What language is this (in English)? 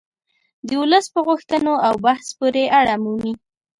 Pashto